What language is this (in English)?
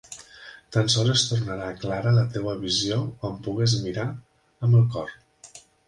Catalan